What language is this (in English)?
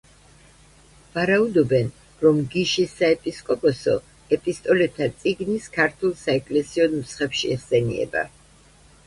Georgian